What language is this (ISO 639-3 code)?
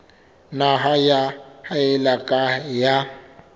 sot